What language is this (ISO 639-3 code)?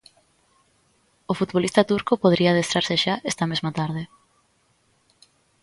glg